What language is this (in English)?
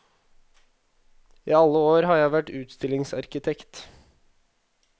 Norwegian